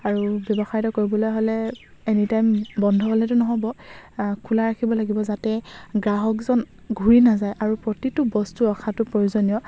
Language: Assamese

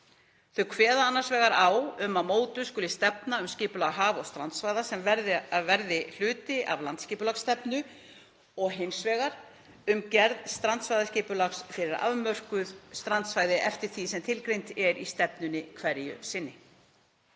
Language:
Icelandic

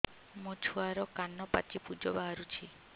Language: Odia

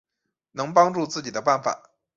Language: Chinese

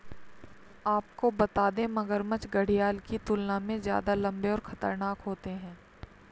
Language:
Hindi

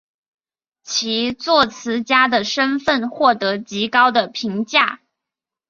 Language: Chinese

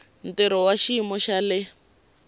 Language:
Tsonga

